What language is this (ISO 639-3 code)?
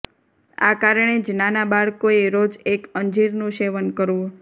guj